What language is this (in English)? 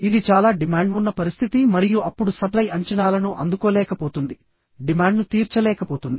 Telugu